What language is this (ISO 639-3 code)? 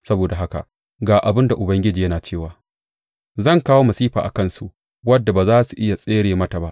hau